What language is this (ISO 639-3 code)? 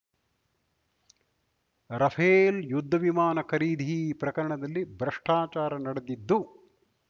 kan